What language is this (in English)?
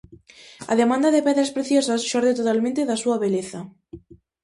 Galician